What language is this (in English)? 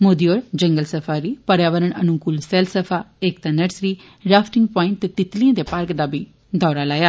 Dogri